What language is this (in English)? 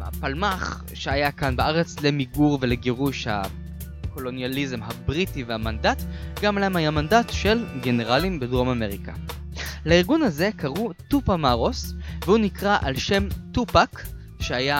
Hebrew